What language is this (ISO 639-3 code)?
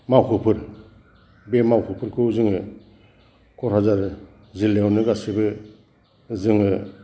brx